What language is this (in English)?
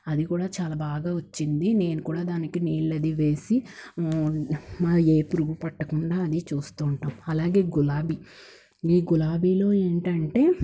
Telugu